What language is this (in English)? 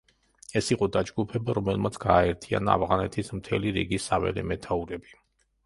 Georgian